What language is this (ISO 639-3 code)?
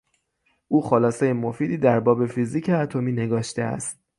fas